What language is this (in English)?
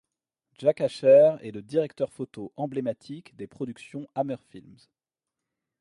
French